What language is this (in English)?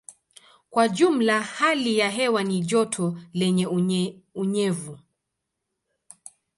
Swahili